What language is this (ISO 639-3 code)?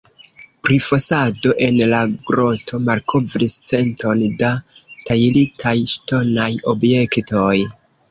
epo